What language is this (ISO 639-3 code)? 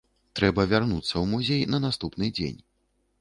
bel